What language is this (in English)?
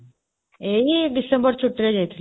Odia